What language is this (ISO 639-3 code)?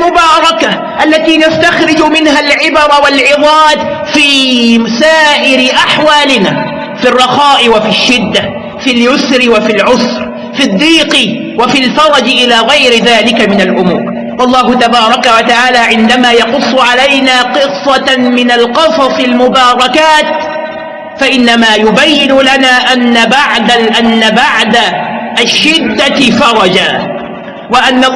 ara